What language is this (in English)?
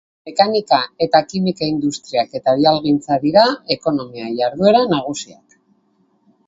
Basque